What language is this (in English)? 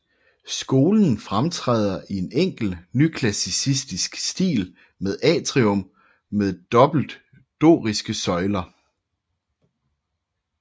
Danish